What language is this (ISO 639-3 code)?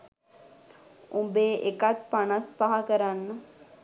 sin